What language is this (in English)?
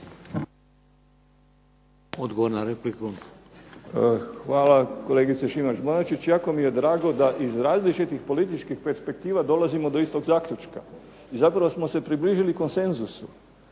Croatian